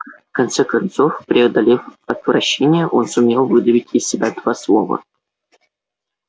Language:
Russian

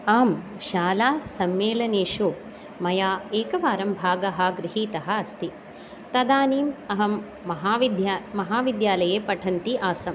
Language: Sanskrit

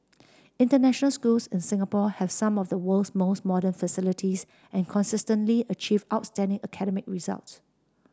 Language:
English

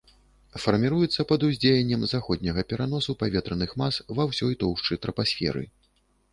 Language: Belarusian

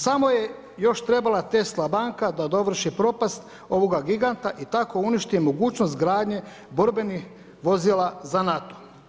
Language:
Croatian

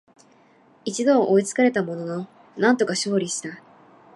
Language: Japanese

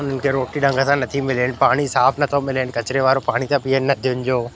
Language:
Sindhi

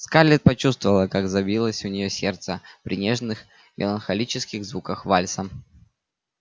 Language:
Russian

